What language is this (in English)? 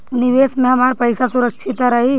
Bhojpuri